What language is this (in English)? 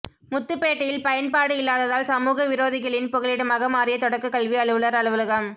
Tamil